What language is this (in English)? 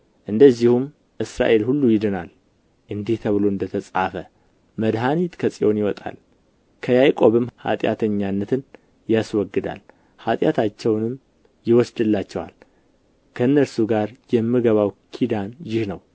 Amharic